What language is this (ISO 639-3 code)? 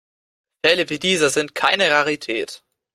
deu